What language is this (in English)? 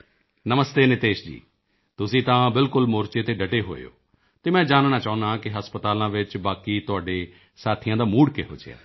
Punjabi